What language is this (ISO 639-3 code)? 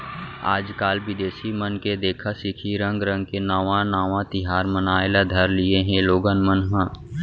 hne